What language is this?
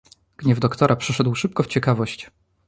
Polish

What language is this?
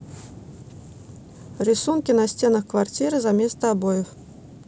Russian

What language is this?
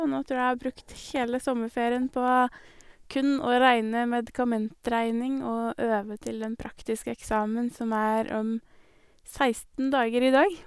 Norwegian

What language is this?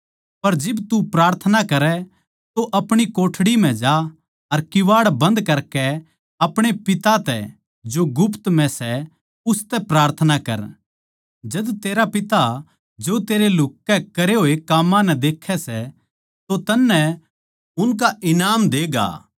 Haryanvi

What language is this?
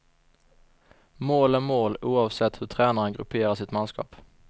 Swedish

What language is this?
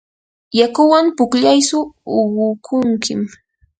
Yanahuanca Pasco Quechua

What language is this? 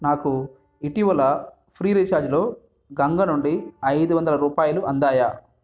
Telugu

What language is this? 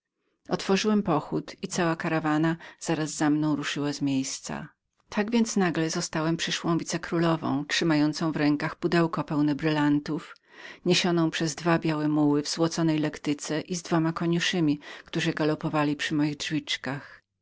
Polish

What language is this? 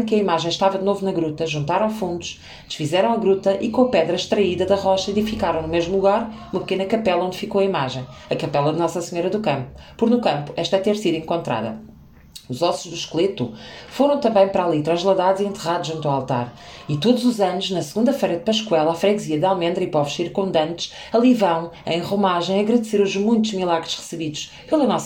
Portuguese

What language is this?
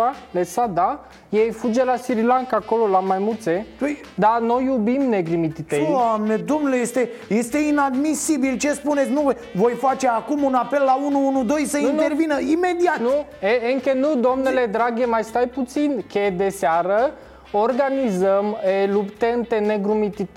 Romanian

